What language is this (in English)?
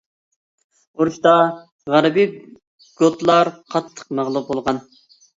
Uyghur